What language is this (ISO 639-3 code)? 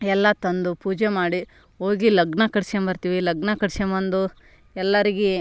kan